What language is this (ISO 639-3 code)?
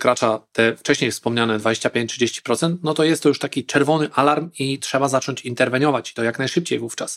pol